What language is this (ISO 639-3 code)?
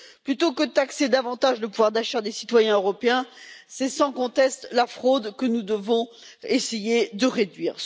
fra